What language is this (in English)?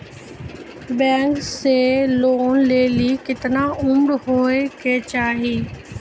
Maithili